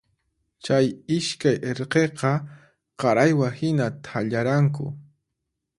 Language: Puno Quechua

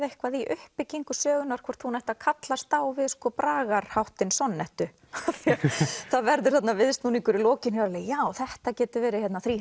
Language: Icelandic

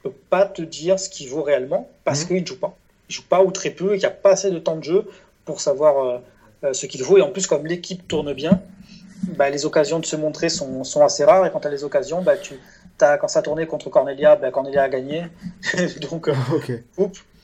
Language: French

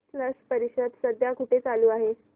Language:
Marathi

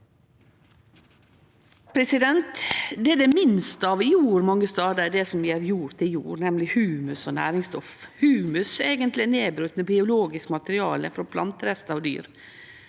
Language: Norwegian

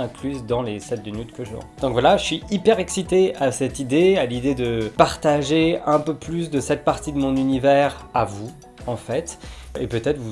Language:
French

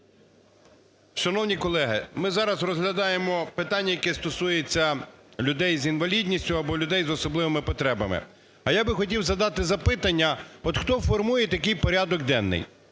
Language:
Ukrainian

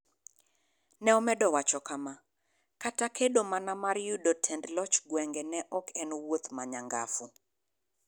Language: Luo (Kenya and Tanzania)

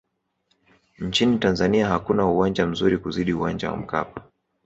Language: Swahili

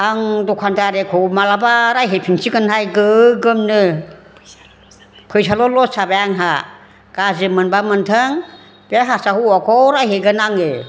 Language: Bodo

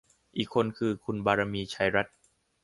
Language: Thai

